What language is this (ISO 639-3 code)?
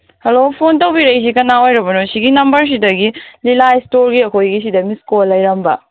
mni